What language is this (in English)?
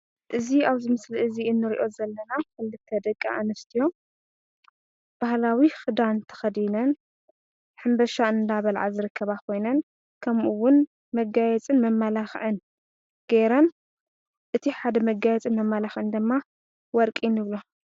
Tigrinya